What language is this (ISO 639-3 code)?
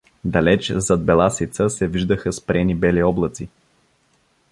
bul